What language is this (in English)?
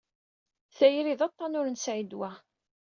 Kabyle